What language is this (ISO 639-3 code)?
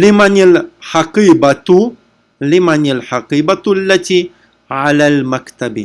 rus